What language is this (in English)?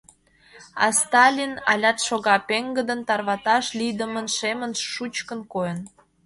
Mari